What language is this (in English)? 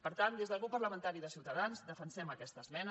Catalan